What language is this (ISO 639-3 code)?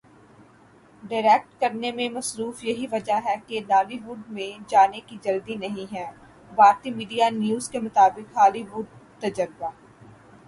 urd